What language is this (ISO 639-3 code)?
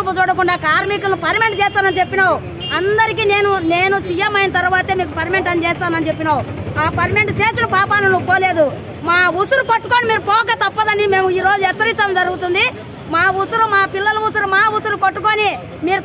hin